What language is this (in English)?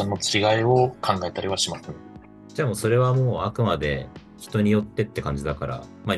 Japanese